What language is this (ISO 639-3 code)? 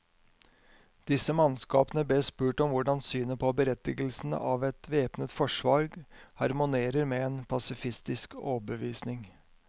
nor